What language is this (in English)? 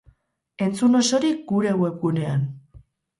Basque